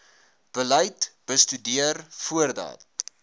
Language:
Afrikaans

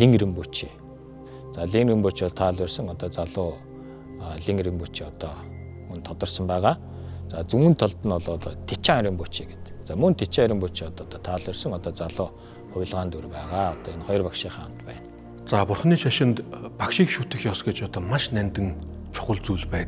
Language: Romanian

